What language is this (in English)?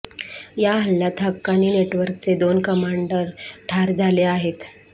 Marathi